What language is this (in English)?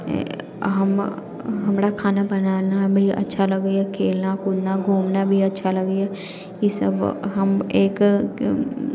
Maithili